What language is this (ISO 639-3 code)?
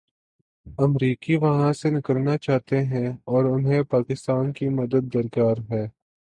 urd